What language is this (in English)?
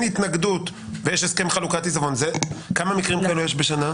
Hebrew